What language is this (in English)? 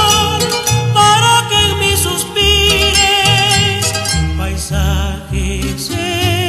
Spanish